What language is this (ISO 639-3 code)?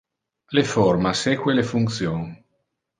ina